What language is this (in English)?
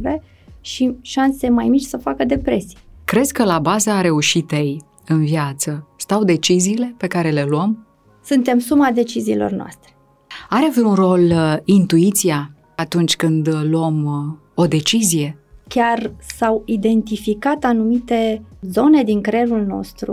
Romanian